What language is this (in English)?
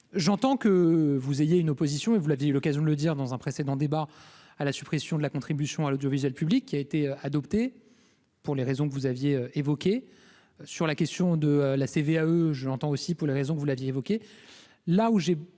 French